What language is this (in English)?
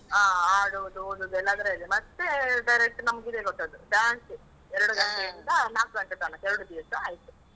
Kannada